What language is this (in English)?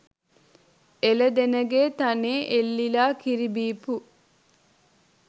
Sinhala